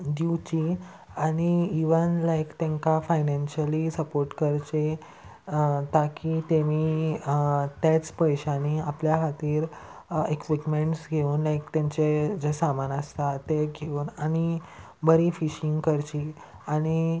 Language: Konkani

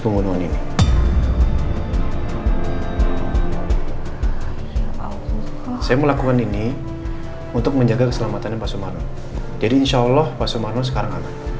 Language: Indonesian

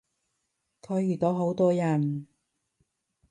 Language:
Cantonese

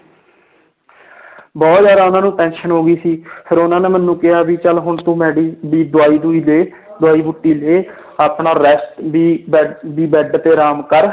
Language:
Punjabi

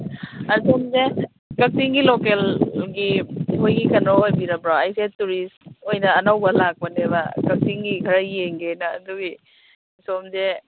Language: Manipuri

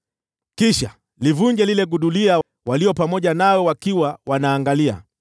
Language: Swahili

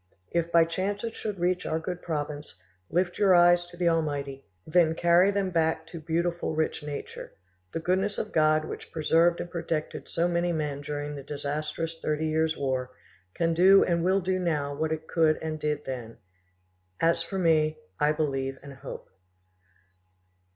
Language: English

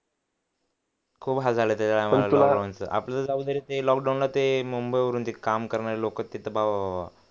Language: Marathi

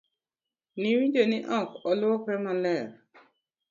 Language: Luo (Kenya and Tanzania)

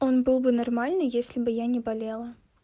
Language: Russian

